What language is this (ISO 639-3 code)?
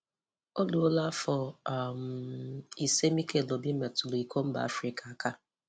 ibo